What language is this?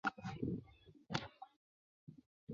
Chinese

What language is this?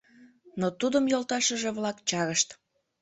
Mari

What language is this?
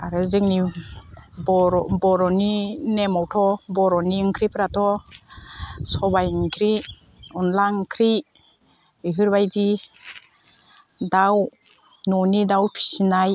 Bodo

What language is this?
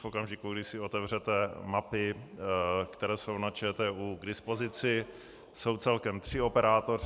Czech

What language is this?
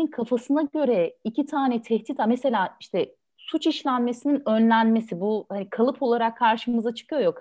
Turkish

